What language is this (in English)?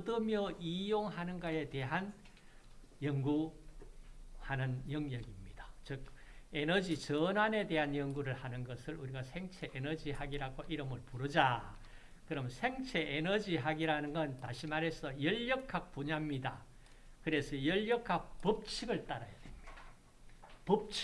Korean